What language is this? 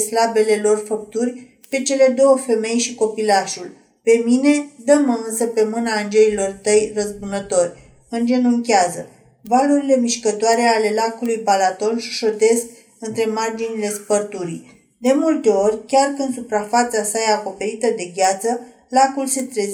Romanian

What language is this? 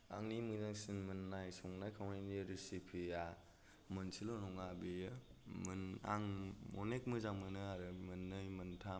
Bodo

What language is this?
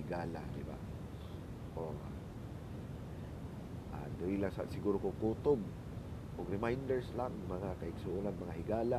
Filipino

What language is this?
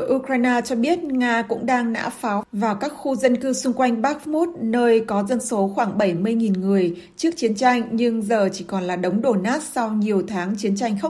Vietnamese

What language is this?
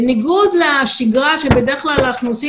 Hebrew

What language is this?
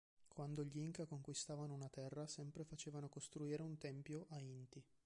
Italian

